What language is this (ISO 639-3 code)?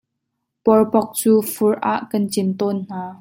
cnh